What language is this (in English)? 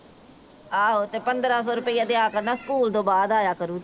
Punjabi